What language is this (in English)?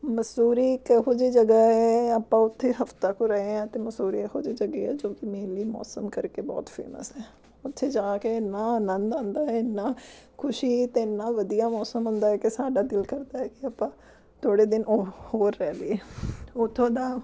Punjabi